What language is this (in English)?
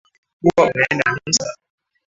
Swahili